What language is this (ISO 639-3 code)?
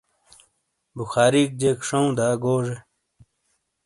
scl